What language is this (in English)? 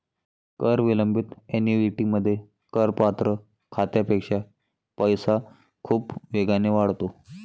Marathi